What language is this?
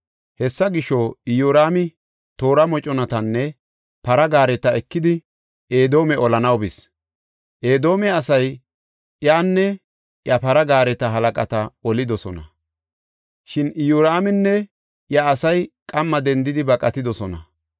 Gofa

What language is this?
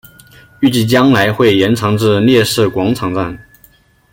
Chinese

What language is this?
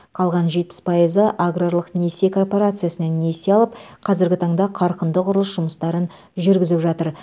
Kazakh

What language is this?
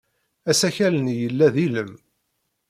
Kabyle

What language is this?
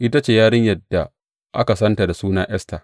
Hausa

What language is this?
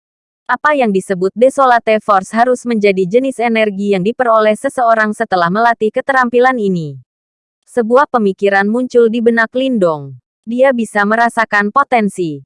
Indonesian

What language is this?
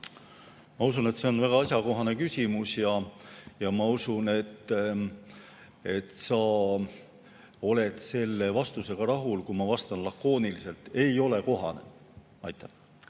Estonian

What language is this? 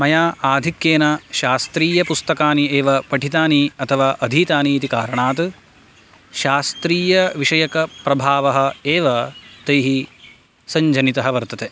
Sanskrit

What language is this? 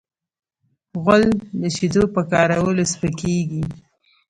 Pashto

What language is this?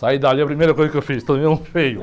Portuguese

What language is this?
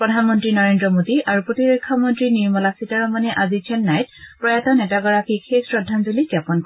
Assamese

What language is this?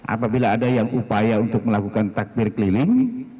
Indonesian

